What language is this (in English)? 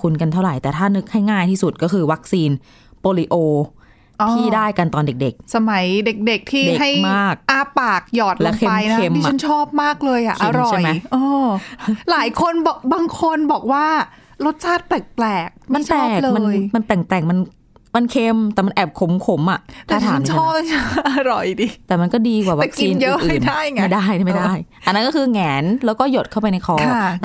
Thai